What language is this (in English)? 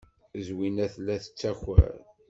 Kabyle